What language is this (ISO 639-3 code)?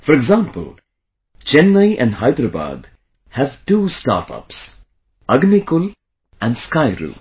eng